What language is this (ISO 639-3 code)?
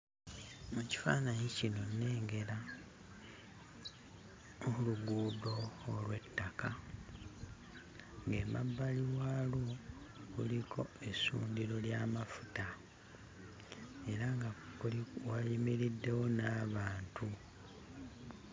lug